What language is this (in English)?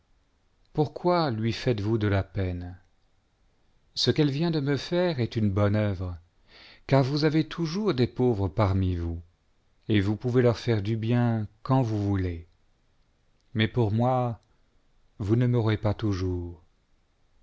French